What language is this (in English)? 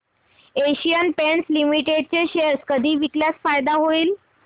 Marathi